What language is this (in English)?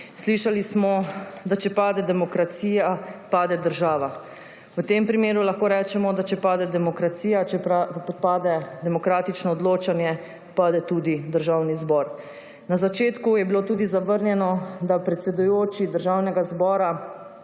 Slovenian